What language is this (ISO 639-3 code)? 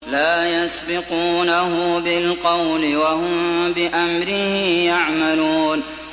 ara